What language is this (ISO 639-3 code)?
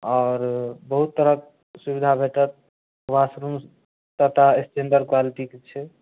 mai